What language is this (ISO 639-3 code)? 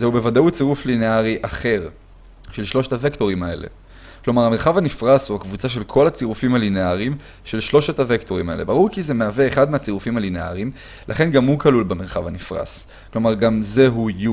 heb